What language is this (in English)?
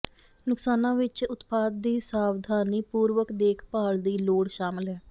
Punjabi